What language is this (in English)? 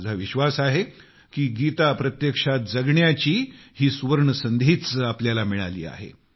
Marathi